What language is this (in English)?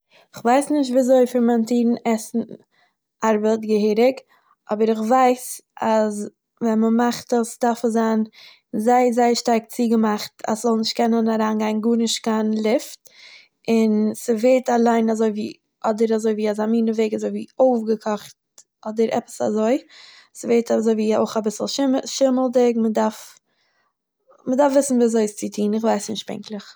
Yiddish